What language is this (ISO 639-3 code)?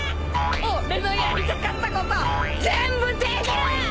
jpn